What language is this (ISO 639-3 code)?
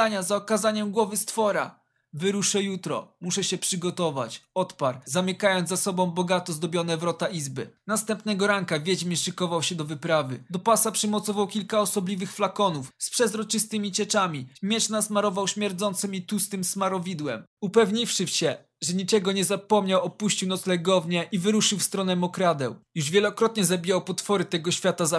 pol